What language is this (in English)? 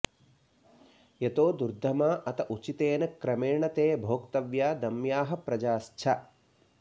Sanskrit